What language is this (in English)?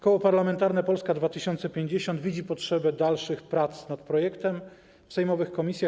Polish